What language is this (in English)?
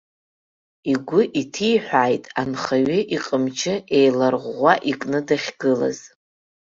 Abkhazian